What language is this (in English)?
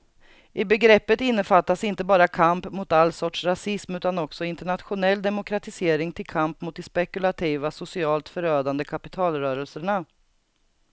Swedish